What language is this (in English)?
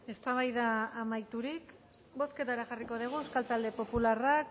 Basque